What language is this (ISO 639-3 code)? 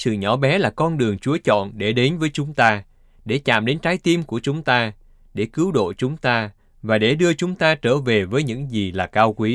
vie